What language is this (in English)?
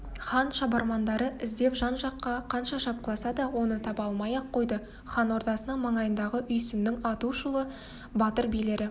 Kazakh